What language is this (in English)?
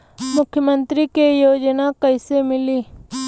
Bhojpuri